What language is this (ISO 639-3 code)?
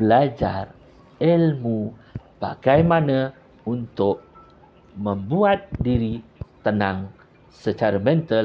msa